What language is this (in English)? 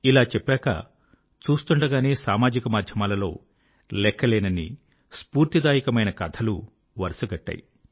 Telugu